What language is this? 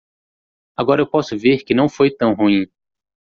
Portuguese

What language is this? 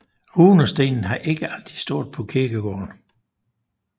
Danish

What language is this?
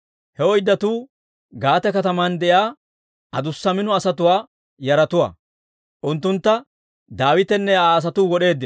Dawro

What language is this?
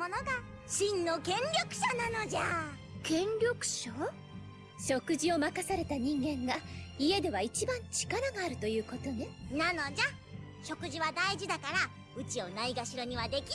German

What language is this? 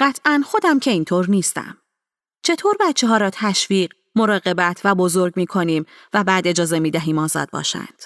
Persian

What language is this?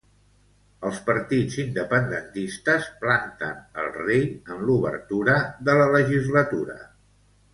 Catalan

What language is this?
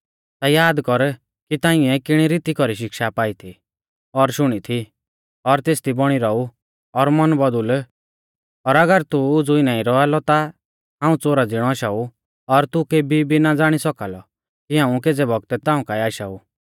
Mahasu Pahari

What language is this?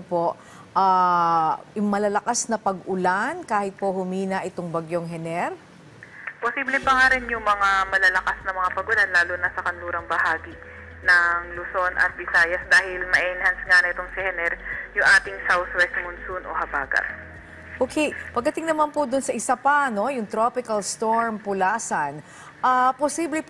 Filipino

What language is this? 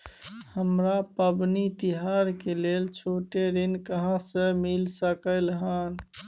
Maithili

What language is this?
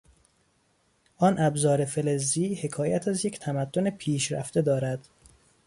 Persian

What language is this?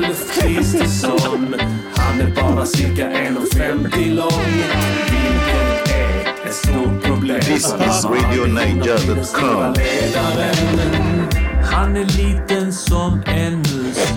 Swedish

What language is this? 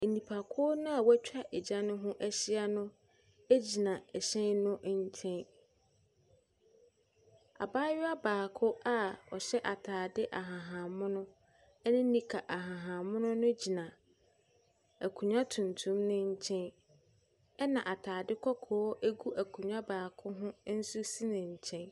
Akan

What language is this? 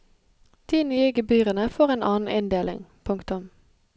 Norwegian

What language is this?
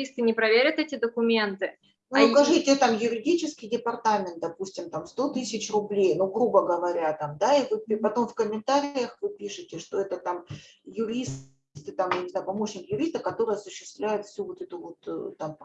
Russian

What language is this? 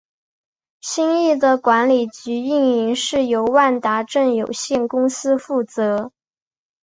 Chinese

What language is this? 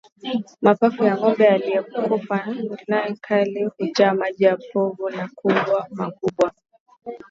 Swahili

